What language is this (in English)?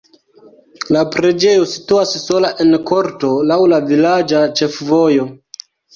Esperanto